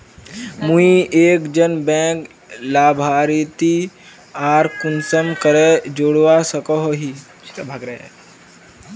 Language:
Magahi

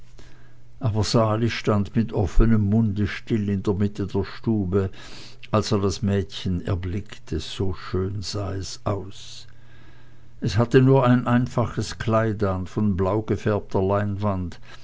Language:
German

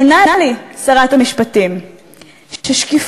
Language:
Hebrew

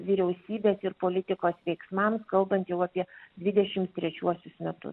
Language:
Lithuanian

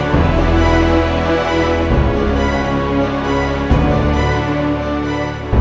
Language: Indonesian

